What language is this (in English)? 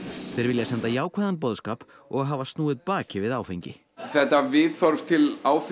Icelandic